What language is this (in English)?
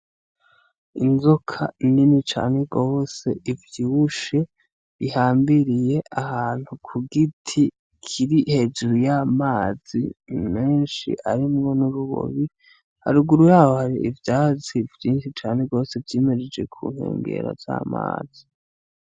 Rundi